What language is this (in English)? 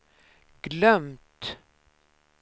Swedish